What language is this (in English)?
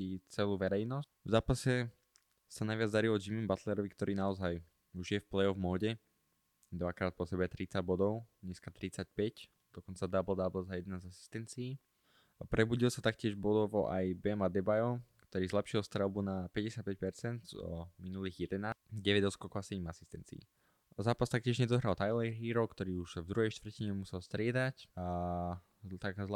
Slovak